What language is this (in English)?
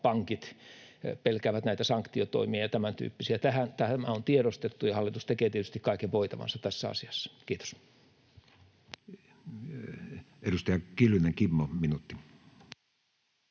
Finnish